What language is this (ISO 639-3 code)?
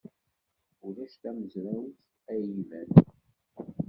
kab